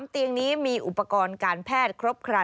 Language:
Thai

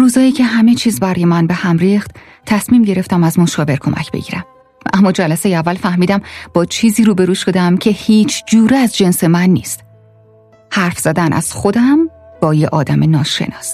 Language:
Persian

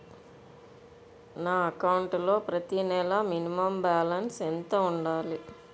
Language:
Telugu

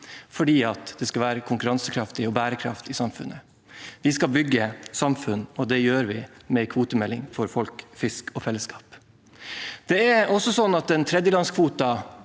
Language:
Norwegian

